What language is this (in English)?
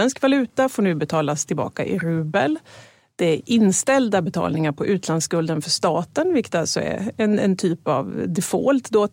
Swedish